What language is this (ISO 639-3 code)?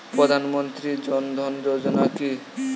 ben